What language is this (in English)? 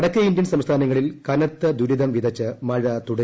Malayalam